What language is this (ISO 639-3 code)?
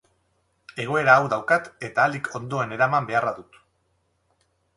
eus